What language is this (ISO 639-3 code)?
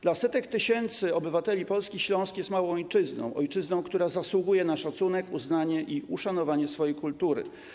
pol